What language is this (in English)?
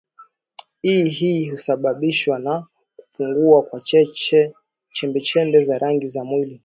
Swahili